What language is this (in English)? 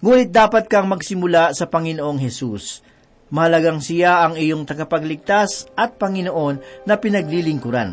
Filipino